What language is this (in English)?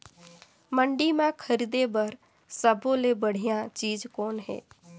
Chhattisgarhi